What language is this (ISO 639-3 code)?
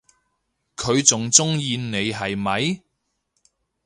yue